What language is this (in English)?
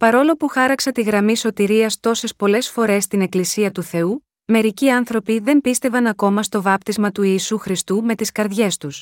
Greek